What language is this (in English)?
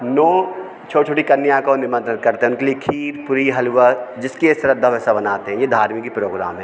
Hindi